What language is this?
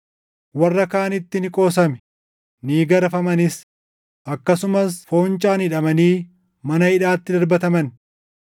Oromo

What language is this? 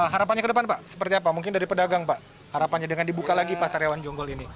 Indonesian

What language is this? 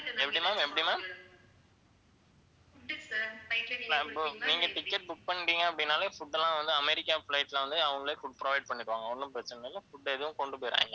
Tamil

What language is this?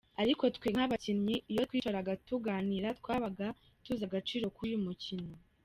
Kinyarwanda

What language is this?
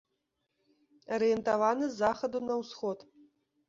Belarusian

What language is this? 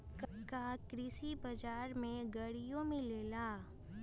Magahi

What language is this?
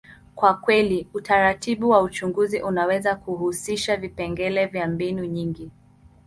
Swahili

